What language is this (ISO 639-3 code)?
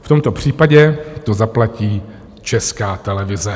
ces